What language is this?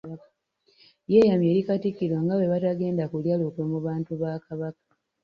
Ganda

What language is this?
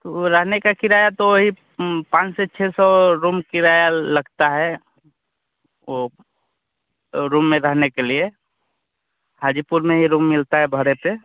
Hindi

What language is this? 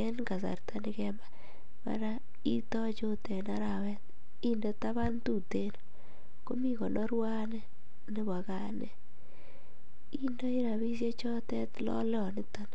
Kalenjin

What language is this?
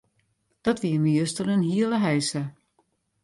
Western Frisian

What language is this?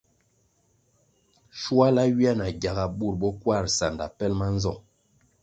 Kwasio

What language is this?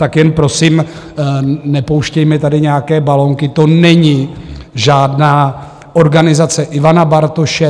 Czech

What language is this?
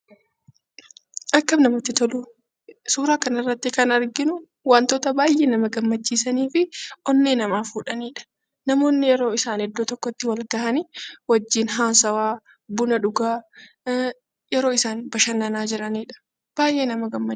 Oromo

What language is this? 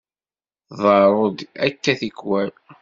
Kabyle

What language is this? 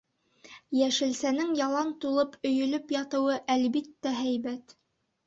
Bashkir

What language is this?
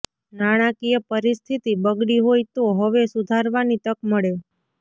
Gujarati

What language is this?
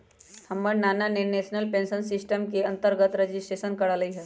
Magahi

